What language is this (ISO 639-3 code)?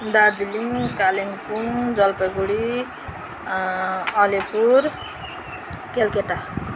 nep